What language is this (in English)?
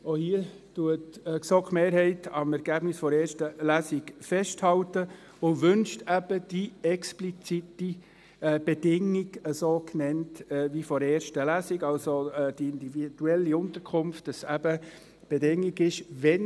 Swiss German